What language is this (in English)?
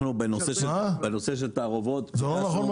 Hebrew